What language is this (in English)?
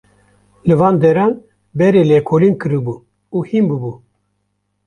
Kurdish